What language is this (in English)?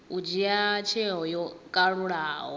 Venda